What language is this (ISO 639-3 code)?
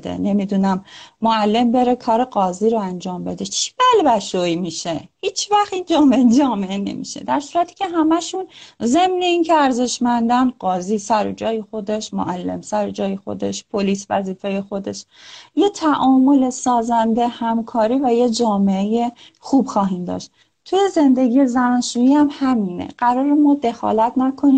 fas